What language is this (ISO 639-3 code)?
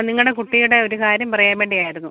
mal